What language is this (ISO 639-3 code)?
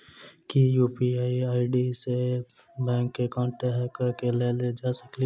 mai